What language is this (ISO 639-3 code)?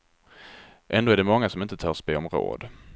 swe